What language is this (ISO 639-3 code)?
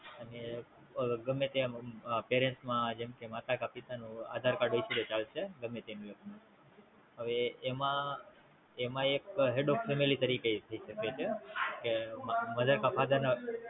guj